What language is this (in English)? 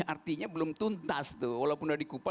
Indonesian